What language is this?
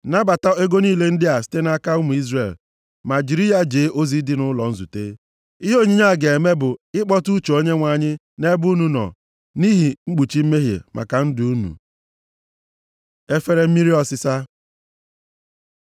Igbo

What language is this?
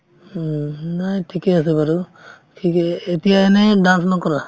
Assamese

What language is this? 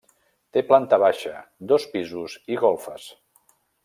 Catalan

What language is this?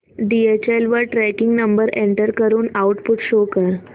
Marathi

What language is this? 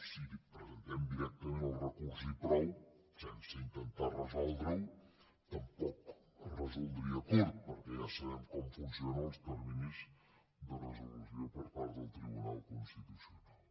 Catalan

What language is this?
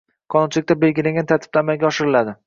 Uzbek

